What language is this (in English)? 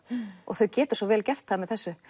Icelandic